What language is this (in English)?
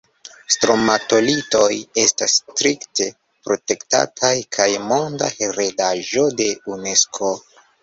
Esperanto